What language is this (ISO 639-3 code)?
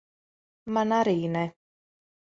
lav